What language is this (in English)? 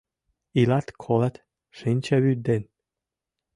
Mari